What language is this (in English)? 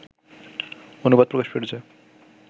Bangla